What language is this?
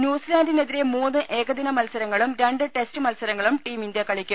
Malayalam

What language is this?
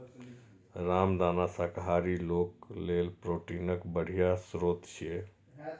Maithili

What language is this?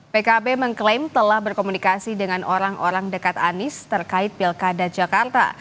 Indonesian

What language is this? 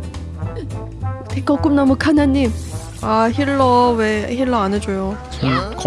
Korean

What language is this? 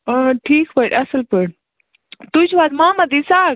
Kashmiri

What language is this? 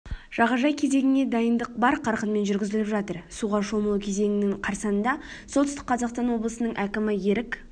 Kazakh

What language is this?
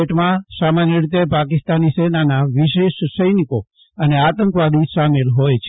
Gujarati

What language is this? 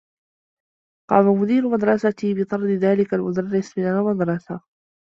Arabic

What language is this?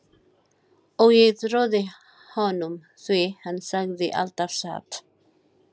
Icelandic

